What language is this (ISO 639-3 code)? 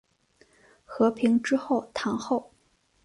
zho